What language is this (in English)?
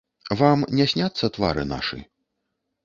Belarusian